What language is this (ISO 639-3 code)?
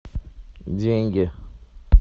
rus